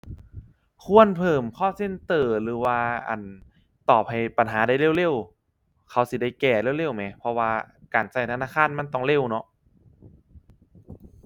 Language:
Thai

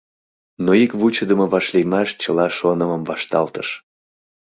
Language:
Mari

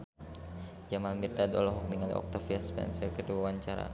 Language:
Sundanese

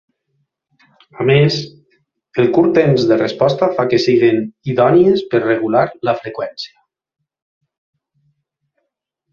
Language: Catalan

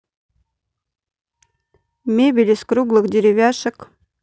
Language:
Russian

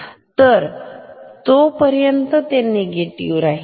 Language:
Marathi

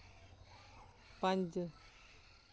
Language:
Dogri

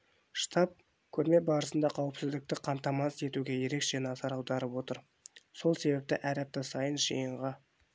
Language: Kazakh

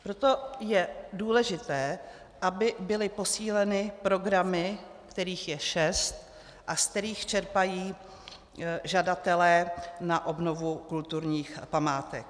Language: Czech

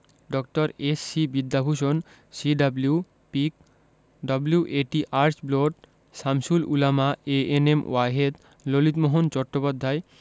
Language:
Bangla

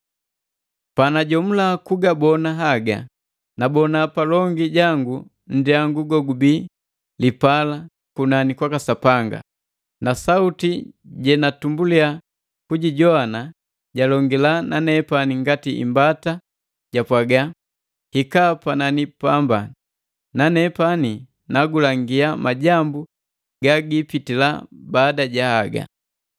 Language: Matengo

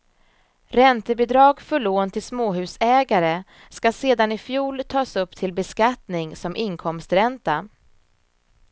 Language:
Swedish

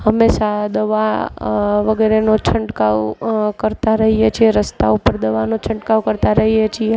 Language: Gujarati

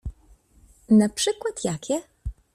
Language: Polish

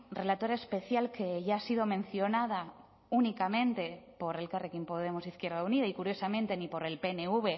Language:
Spanish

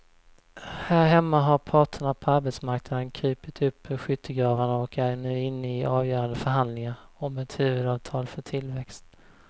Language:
Swedish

